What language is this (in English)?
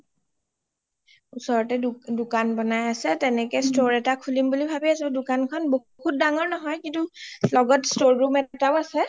Assamese